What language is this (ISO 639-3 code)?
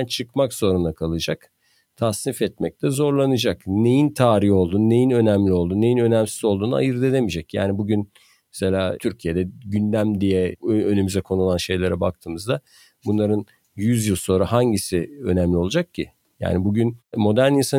tur